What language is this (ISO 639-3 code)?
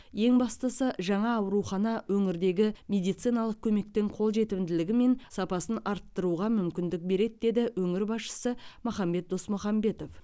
kaz